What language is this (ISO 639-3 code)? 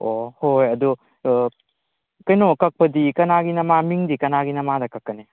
mni